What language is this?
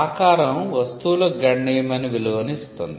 Telugu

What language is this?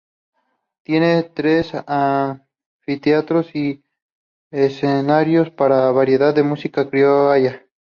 Spanish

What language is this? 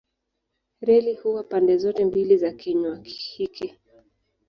Swahili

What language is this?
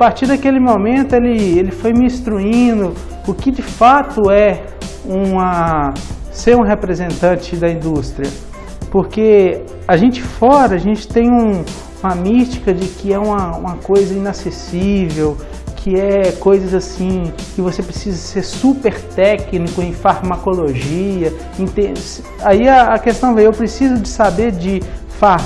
Portuguese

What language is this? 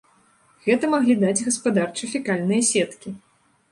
Belarusian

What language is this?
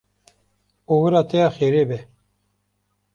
Kurdish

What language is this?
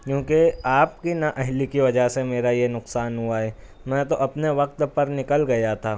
Urdu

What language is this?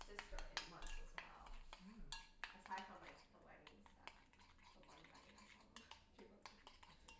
English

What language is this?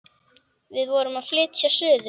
Icelandic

